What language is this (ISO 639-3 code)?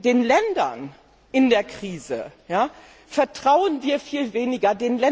deu